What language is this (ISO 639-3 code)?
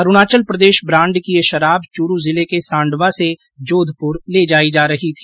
hin